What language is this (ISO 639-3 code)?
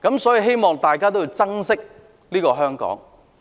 yue